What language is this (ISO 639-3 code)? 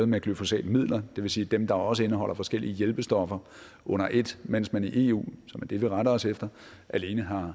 dan